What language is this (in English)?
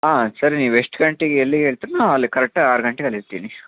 Kannada